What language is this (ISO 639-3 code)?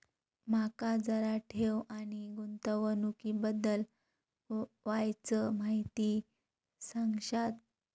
mar